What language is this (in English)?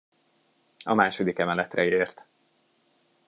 Hungarian